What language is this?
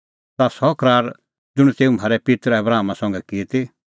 Kullu Pahari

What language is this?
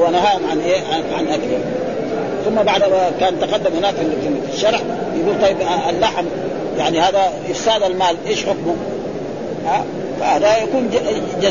Arabic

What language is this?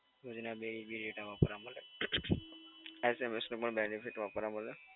Gujarati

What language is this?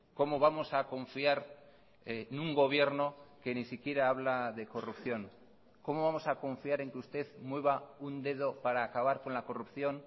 Spanish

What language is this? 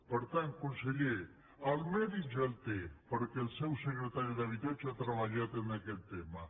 Catalan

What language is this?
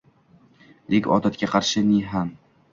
Uzbek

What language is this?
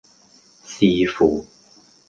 Cantonese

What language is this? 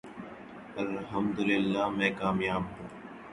Urdu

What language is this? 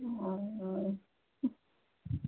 Maithili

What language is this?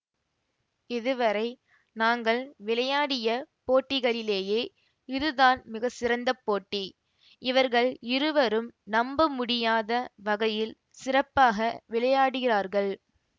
Tamil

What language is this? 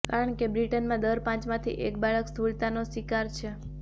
Gujarati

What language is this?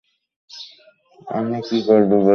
Bangla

